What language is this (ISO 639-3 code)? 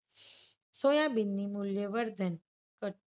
guj